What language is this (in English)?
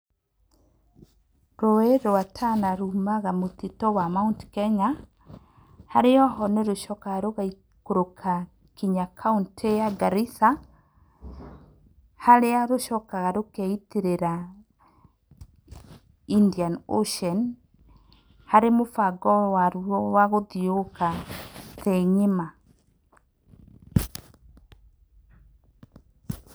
Kikuyu